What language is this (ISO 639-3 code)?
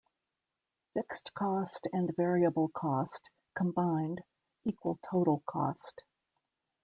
eng